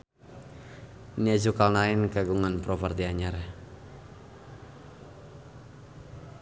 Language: Sundanese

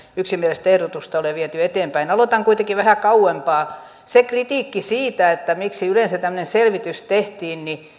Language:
Finnish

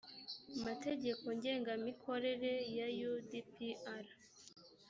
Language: Kinyarwanda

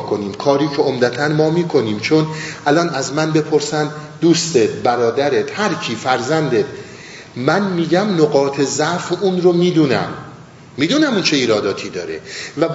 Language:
Persian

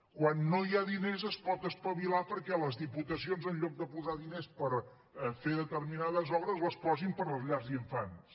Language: Catalan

